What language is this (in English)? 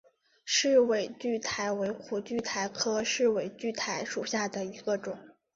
Chinese